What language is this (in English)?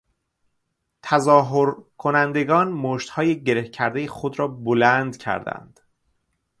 Persian